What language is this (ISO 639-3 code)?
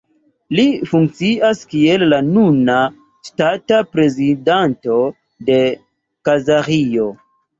epo